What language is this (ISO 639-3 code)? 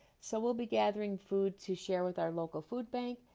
eng